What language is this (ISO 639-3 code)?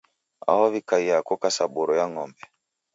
dav